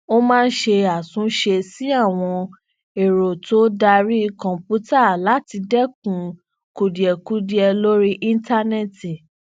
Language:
Yoruba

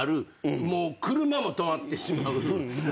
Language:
Japanese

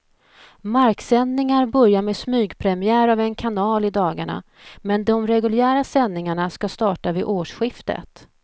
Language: Swedish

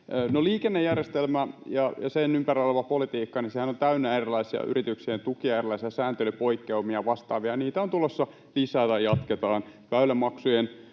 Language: Finnish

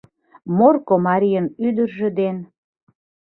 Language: Mari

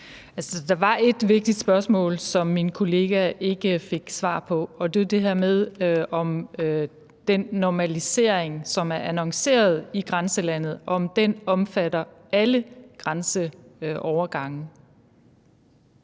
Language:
Danish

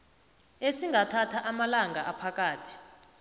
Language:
South Ndebele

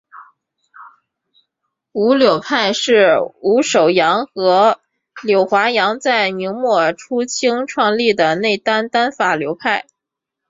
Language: Chinese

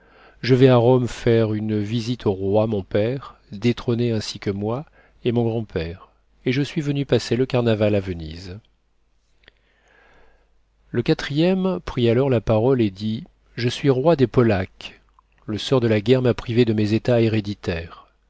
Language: French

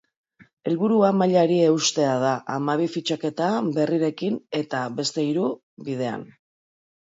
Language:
Basque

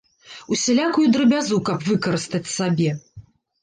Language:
Belarusian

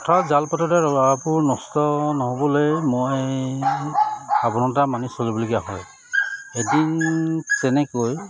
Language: Assamese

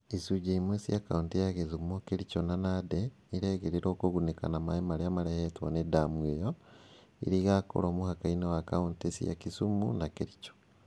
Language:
Kikuyu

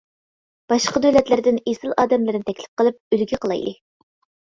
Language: Uyghur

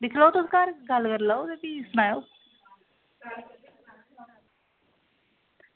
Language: Dogri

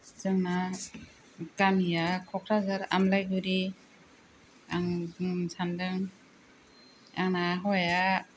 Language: Bodo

